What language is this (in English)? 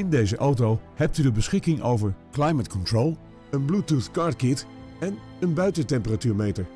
Dutch